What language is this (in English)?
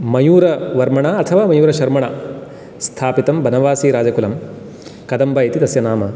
Sanskrit